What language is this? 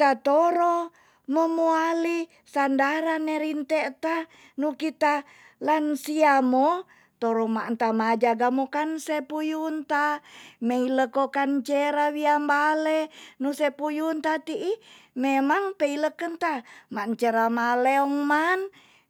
Tonsea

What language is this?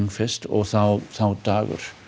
Icelandic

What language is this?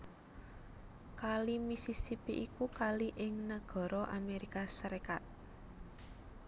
Javanese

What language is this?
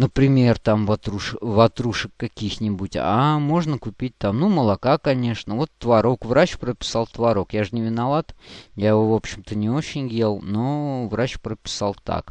Russian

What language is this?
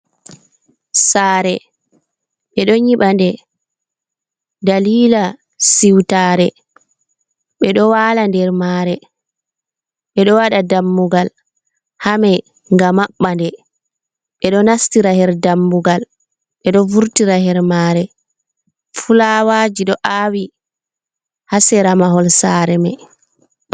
Fula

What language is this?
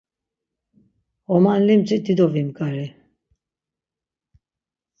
Laz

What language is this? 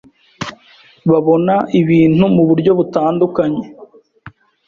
Kinyarwanda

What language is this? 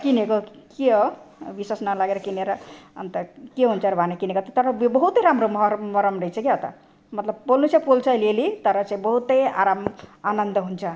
Nepali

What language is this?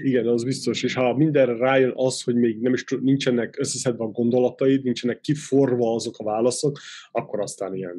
Hungarian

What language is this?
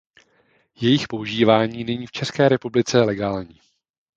Czech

